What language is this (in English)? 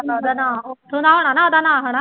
Punjabi